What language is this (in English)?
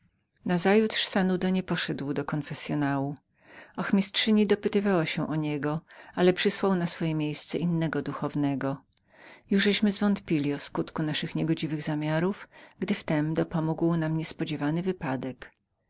Polish